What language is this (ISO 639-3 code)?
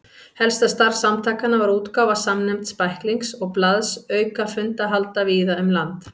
isl